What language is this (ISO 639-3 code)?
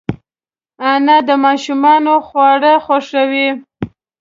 pus